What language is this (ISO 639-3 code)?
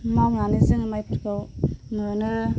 brx